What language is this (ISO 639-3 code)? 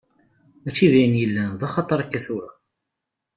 kab